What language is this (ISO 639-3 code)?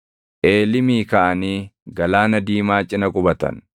orm